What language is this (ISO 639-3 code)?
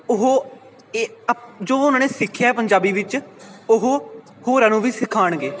pan